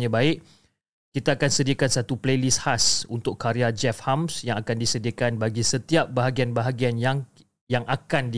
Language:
Malay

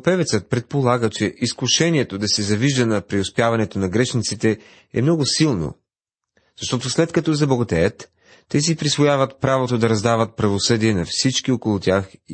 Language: Bulgarian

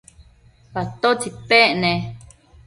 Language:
Matsés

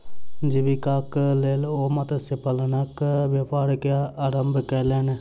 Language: Maithili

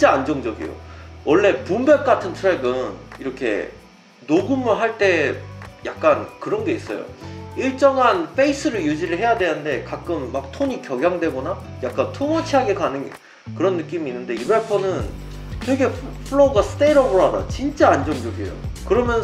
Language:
Korean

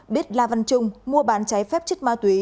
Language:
Vietnamese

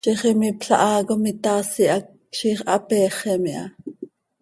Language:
Seri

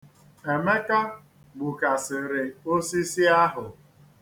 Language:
Igbo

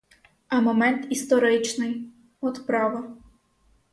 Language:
Ukrainian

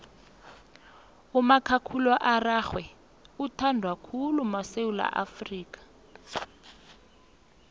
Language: South Ndebele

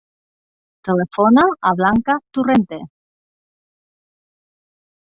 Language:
Catalan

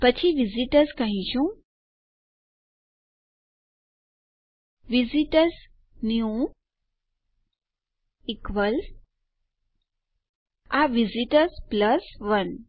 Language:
Gujarati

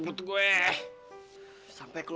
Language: Indonesian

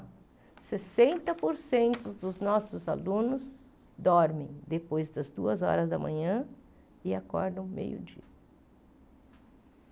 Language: Portuguese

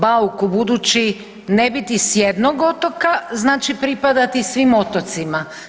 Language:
Croatian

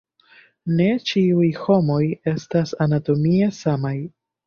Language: Esperanto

